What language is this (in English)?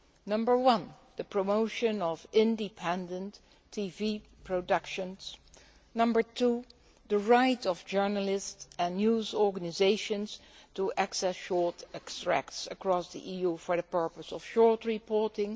English